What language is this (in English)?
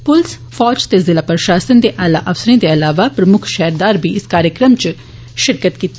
Dogri